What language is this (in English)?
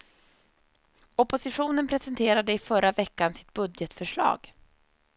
Swedish